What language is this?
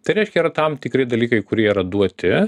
Lithuanian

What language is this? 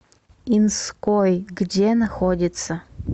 Russian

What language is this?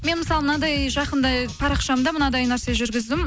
Kazakh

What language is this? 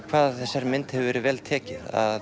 Icelandic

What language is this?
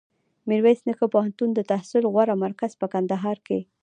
Pashto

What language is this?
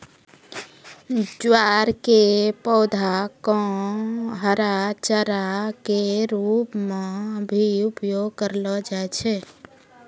Maithili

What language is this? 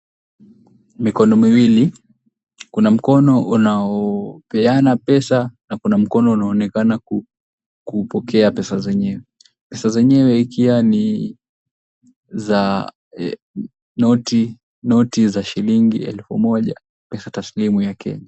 Swahili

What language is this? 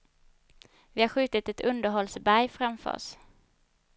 Swedish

